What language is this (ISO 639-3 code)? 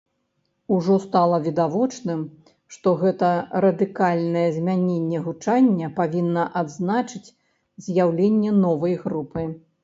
bel